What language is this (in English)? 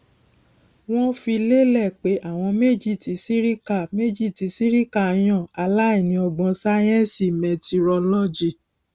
Yoruba